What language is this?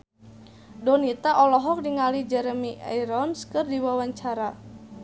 Sundanese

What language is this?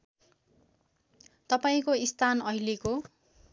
Nepali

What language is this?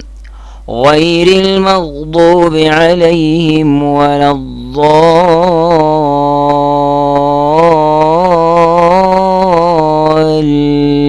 Arabic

